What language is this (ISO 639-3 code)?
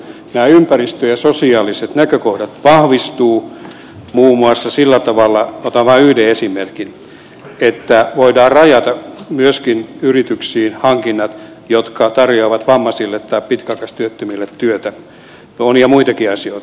fin